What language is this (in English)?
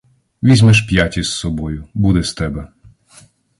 Ukrainian